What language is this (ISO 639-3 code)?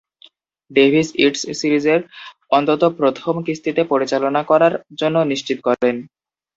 ben